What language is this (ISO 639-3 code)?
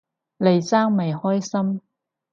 yue